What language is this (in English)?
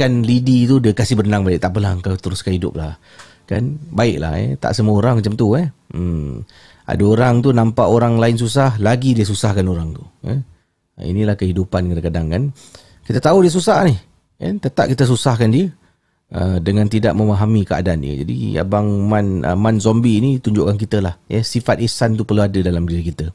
Malay